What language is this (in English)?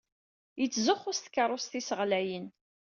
Kabyle